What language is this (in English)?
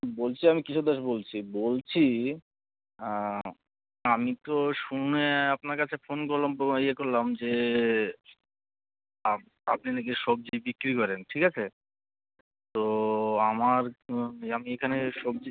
Bangla